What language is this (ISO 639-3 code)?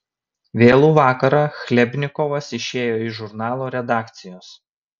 lit